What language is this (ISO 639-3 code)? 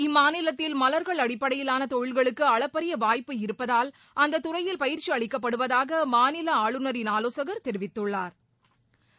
tam